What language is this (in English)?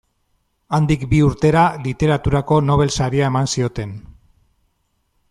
Basque